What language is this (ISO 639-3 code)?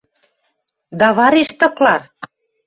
mrj